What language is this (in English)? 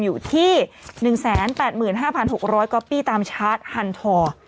Thai